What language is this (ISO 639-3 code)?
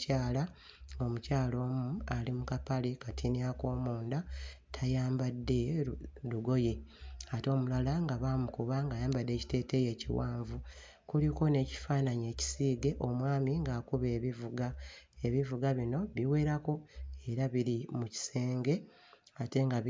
lug